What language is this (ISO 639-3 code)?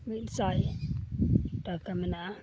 sat